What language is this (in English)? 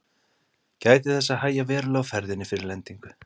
Icelandic